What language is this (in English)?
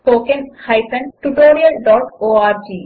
Telugu